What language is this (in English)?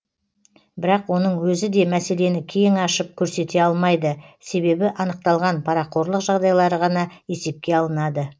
Kazakh